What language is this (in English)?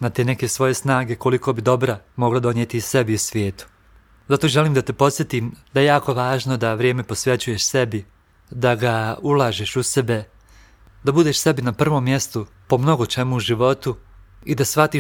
Croatian